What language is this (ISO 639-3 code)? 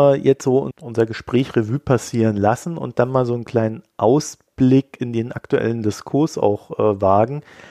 deu